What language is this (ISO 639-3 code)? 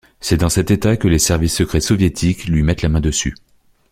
fra